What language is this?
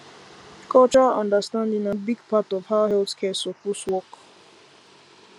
Nigerian Pidgin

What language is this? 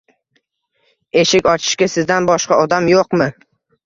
Uzbek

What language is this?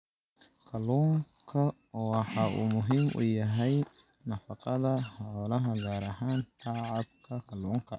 Somali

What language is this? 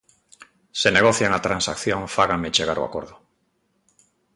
Galician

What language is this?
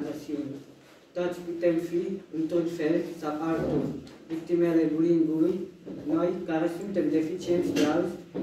Romanian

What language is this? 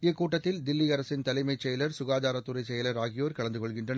Tamil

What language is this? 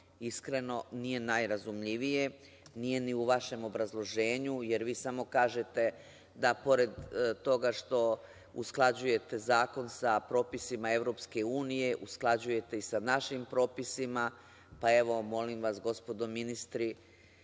Serbian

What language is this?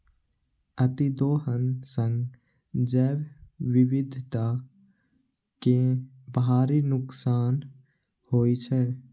Maithili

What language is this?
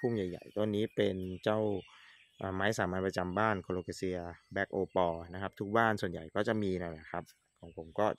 Thai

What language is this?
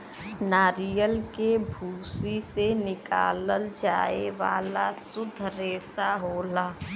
Bhojpuri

